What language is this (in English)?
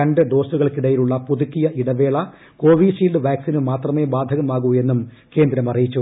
Malayalam